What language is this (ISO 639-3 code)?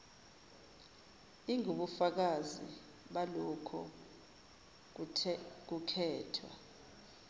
zul